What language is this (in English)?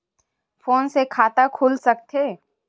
Chhattisgarhi